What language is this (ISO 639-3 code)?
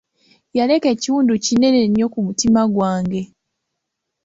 lug